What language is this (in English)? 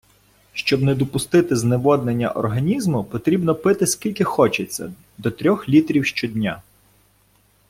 Ukrainian